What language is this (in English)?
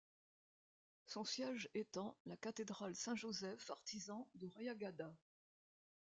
French